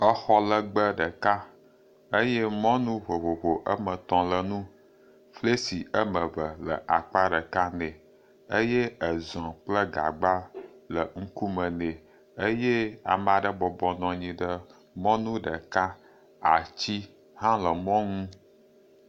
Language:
Ewe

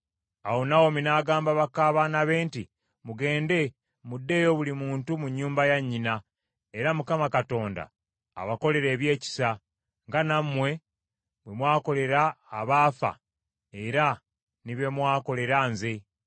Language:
Ganda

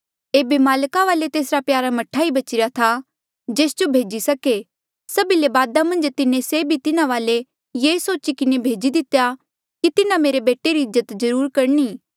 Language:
Mandeali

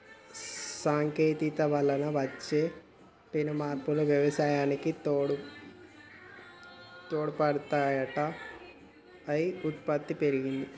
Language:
Telugu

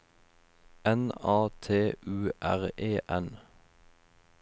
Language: Norwegian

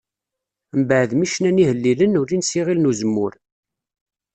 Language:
Kabyle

